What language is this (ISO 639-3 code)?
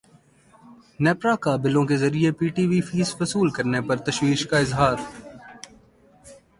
urd